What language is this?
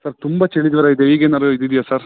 Kannada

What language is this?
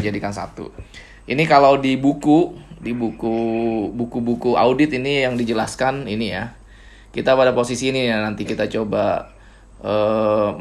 Indonesian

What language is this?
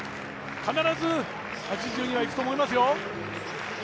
Japanese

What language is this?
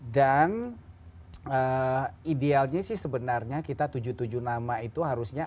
Indonesian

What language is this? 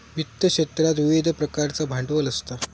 Marathi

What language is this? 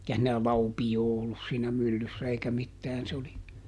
Finnish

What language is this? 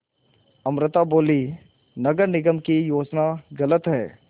Hindi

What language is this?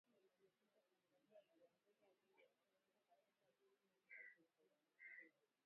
Swahili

